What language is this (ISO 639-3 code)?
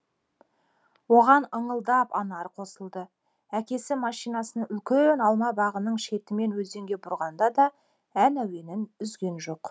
kaz